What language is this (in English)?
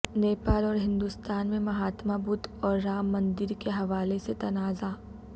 Urdu